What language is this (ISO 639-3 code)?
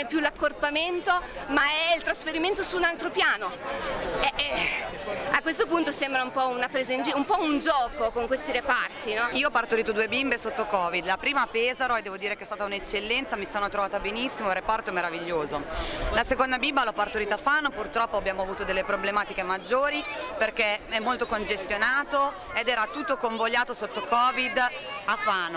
ita